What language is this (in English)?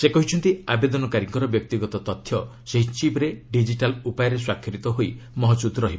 Odia